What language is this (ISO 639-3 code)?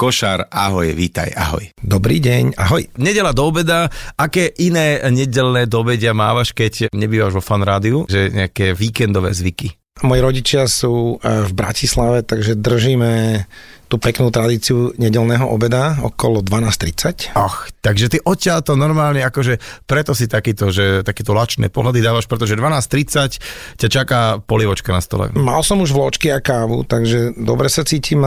slk